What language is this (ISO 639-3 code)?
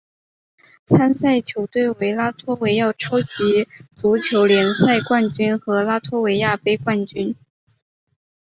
zho